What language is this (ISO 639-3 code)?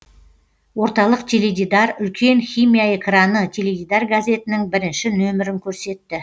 kaz